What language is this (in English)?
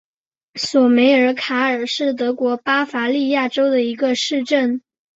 Chinese